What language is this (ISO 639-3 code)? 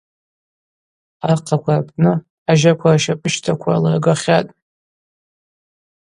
abq